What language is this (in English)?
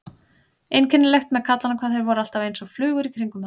Icelandic